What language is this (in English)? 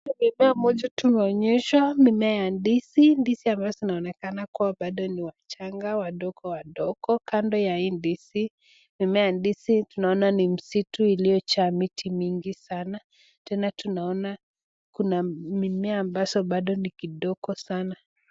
Swahili